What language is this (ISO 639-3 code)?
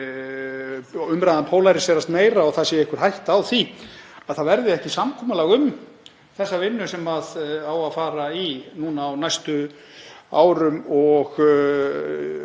isl